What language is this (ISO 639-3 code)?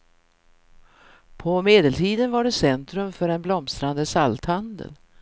swe